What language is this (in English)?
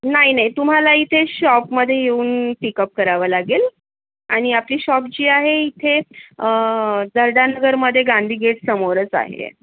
Marathi